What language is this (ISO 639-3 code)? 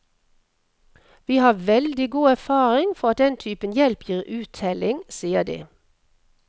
nor